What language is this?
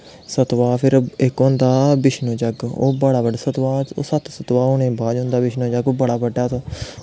Dogri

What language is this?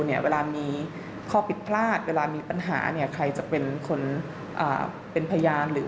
Thai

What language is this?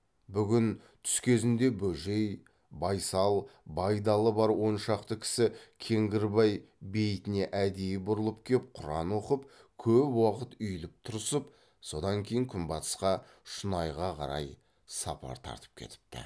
Kazakh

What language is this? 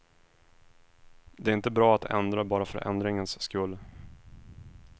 Swedish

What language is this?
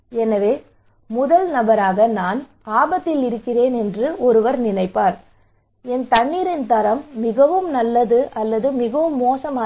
Tamil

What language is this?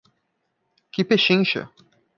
Portuguese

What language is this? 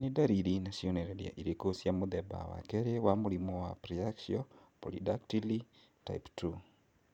Kikuyu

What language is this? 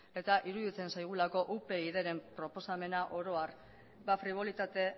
Basque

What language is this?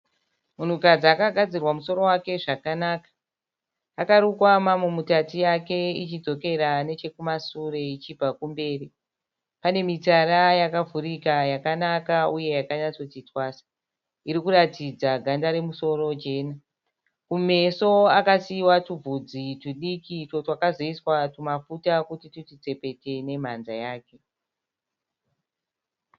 Shona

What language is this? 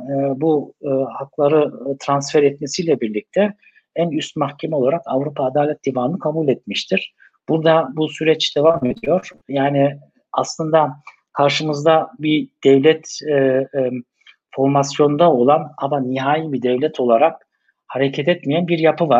Turkish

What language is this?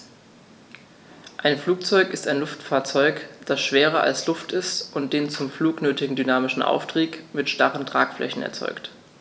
German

